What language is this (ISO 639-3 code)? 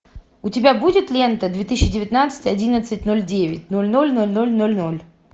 rus